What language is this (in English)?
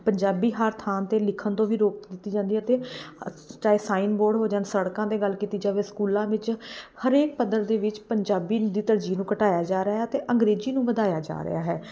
Punjabi